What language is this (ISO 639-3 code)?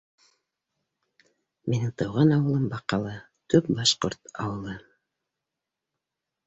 bak